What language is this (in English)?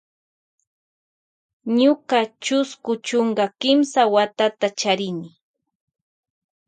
Loja Highland Quichua